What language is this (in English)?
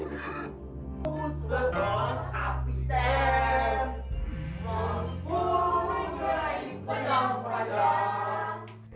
Indonesian